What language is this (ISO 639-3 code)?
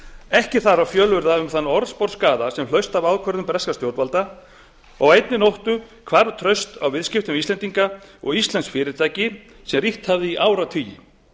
isl